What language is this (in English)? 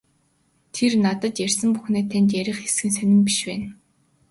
Mongolian